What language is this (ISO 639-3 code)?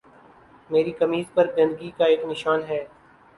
urd